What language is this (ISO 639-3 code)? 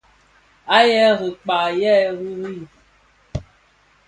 ksf